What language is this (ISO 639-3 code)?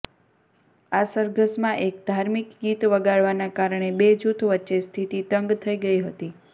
guj